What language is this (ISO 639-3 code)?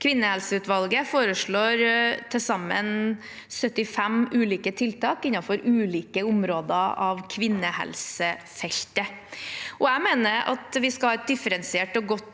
nor